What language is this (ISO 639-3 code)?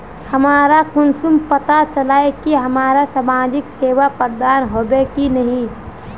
mag